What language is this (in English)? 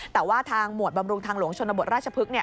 Thai